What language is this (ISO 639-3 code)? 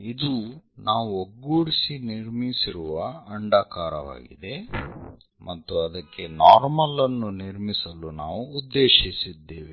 kan